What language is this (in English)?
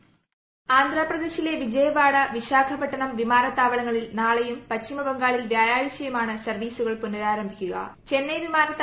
Malayalam